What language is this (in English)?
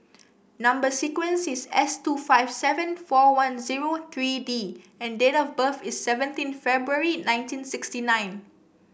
English